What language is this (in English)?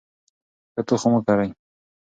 Pashto